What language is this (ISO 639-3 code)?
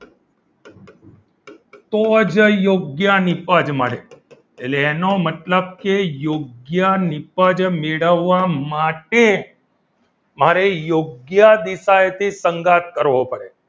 guj